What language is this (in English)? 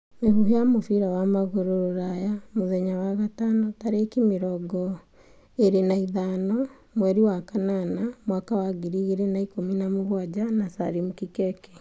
Kikuyu